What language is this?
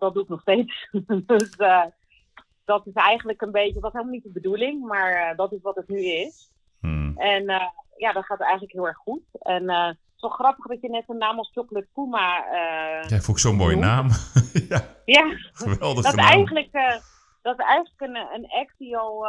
Dutch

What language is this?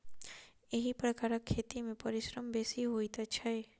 Maithili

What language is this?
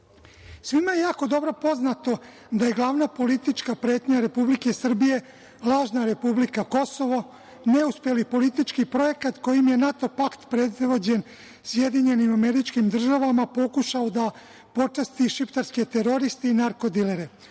Serbian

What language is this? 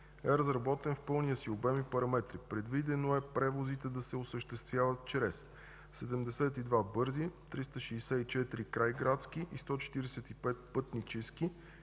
Bulgarian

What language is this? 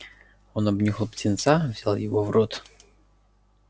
Russian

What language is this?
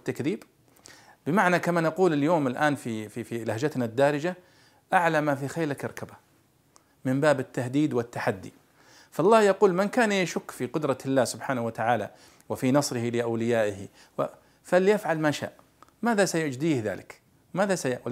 Arabic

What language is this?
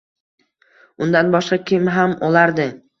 Uzbek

